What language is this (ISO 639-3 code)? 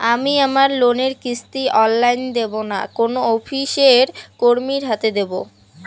ben